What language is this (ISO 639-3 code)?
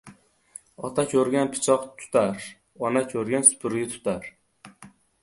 uzb